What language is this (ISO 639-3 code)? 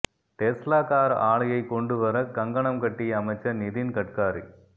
tam